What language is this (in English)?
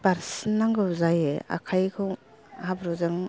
Bodo